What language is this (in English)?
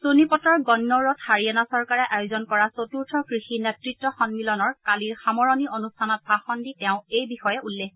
Assamese